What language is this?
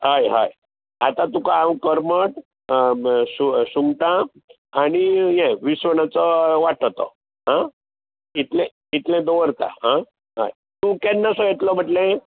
Konkani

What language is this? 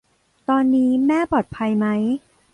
Thai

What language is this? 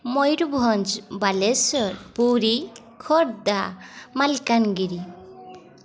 Odia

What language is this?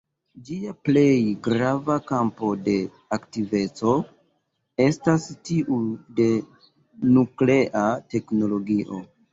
Esperanto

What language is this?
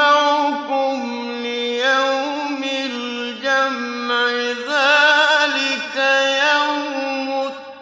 Arabic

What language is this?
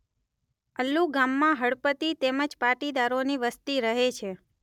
Gujarati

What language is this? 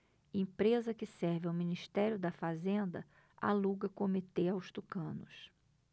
Portuguese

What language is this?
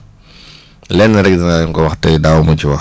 Wolof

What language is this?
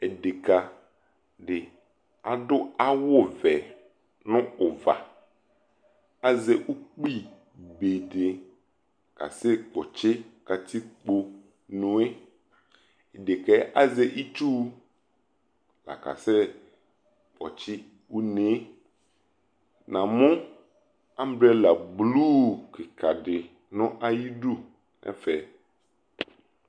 Ikposo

